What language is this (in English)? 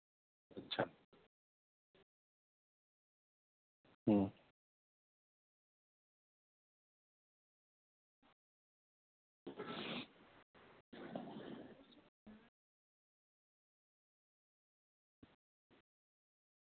Santali